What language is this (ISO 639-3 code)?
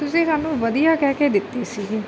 pan